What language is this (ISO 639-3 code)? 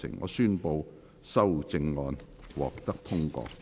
yue